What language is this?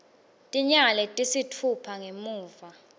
Swati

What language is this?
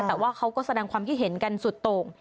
Thai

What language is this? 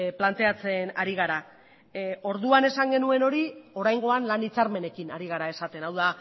Basque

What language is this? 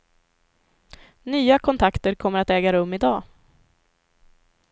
Swedish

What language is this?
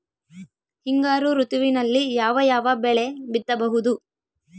Kannada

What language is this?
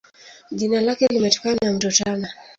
Swahili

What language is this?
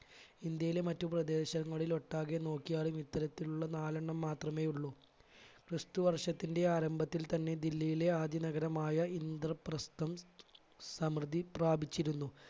Malayalam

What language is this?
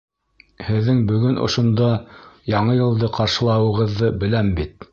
Bashkir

